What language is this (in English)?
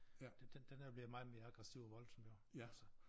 Danish